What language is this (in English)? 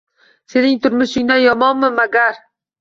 Uzbek